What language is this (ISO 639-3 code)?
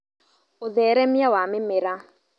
kik